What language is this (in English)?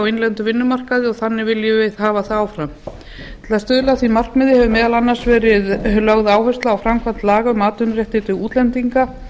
Icelandic